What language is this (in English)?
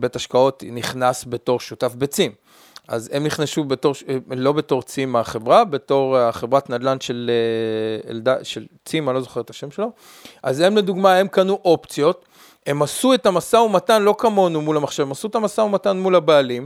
Hebrew